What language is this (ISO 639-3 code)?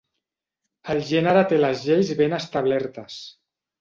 cat